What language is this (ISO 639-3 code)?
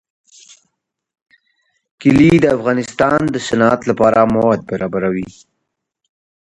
pus